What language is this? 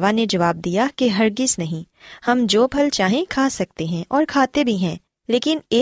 Urdu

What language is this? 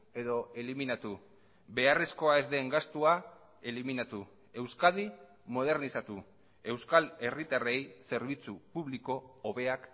Basque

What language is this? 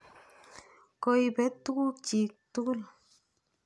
Kalenjin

